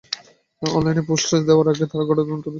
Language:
Bangla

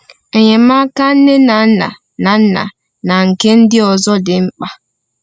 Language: Igbo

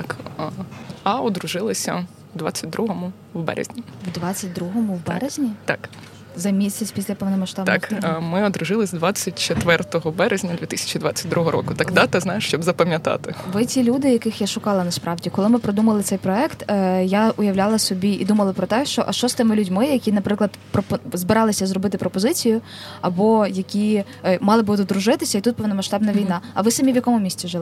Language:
Ukrainian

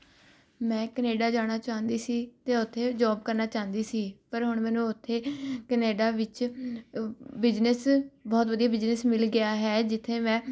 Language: Punjabi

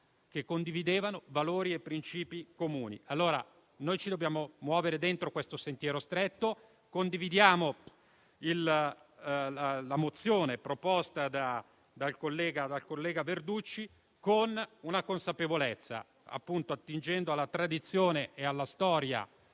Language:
Italian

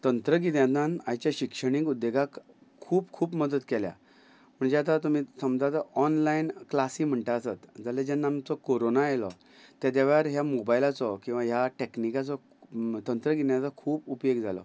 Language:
Konkani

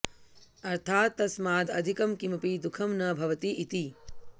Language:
Sanskrit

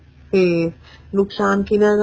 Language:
Punjabi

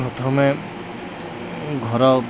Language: Odia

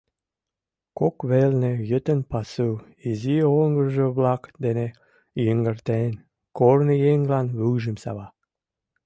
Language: Mari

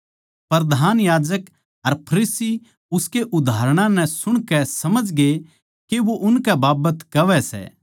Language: Haryanvi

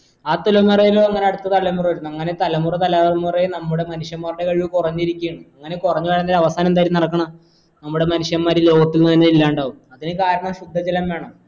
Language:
Malayalam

